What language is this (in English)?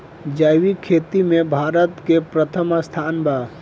Bhojpuri